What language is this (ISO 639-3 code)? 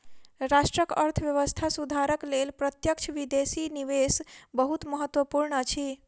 mai